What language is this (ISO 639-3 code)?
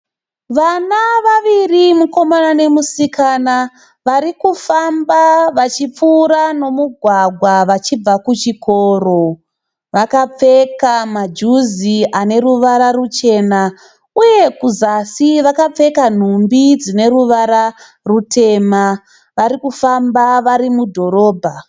sna